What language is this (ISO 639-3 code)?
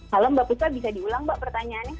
ind